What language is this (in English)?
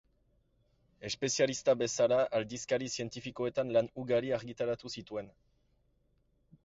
Basque